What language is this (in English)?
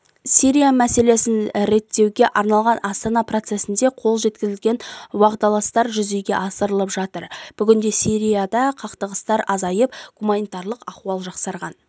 Kazakh